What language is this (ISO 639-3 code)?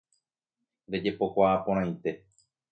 grn